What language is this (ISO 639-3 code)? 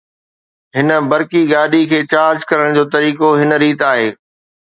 snd